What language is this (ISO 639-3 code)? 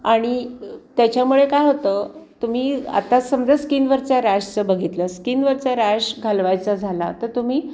mar